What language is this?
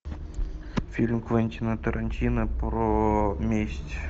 Russian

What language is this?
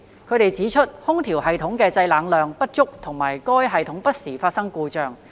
Cantonese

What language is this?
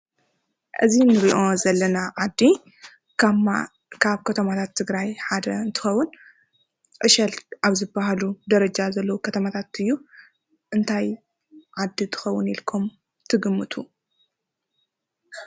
Tigrinya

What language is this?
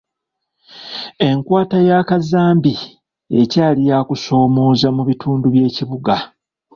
Ganda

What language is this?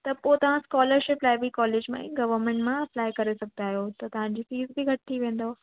Sindhi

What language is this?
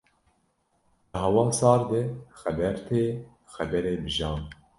Kurdish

